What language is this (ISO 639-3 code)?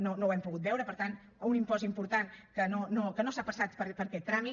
cat